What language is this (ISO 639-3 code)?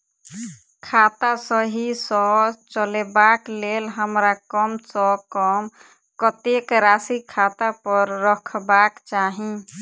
mai